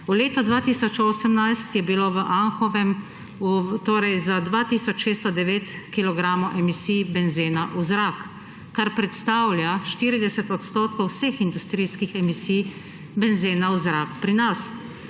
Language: Slovenian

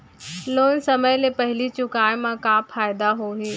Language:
Chhattisgarhi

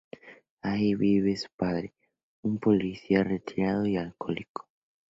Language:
Spanish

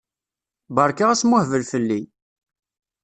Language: Kabyle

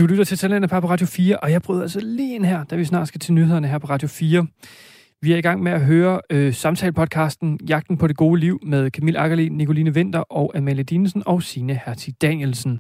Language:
Danish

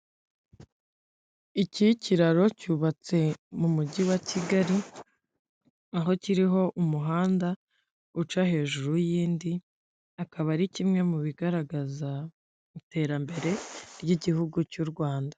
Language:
Kinyarwanda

